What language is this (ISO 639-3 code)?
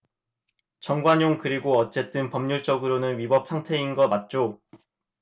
kor